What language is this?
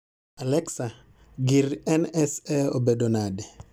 Luo (Kenya and Tanzania)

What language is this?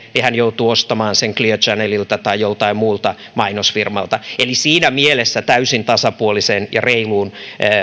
Finnish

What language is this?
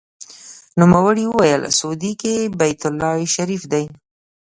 Pashto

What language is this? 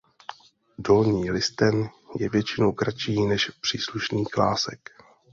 Czech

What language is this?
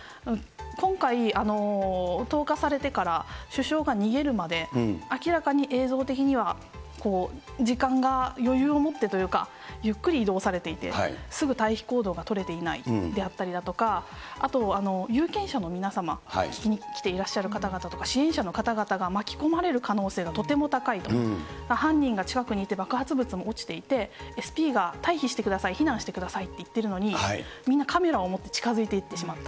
Japanese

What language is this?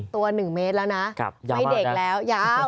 Thai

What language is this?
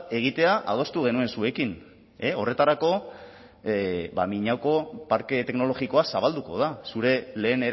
Basque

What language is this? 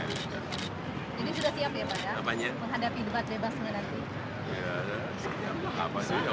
Indonesian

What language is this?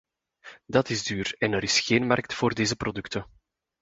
Dutch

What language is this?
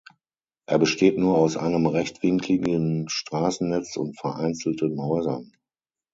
German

